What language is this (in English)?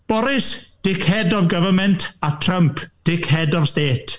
Welsh